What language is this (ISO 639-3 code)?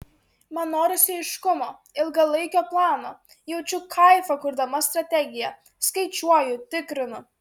lit